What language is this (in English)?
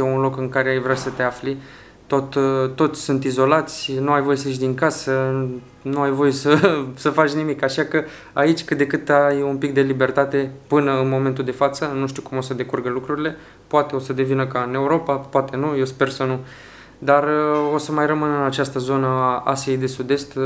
Romanian